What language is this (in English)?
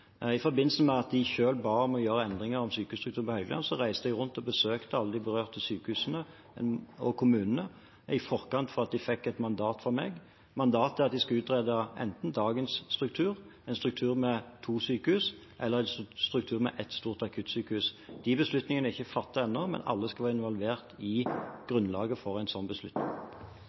Norwegian Bokmål